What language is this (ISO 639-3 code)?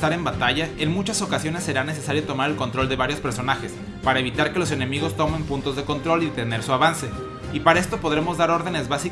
spa